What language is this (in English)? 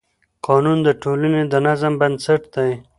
Pashto